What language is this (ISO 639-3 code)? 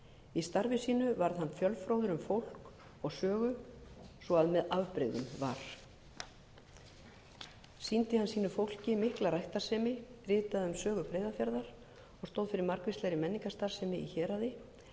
isl